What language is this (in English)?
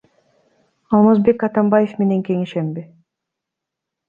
Kyrgyz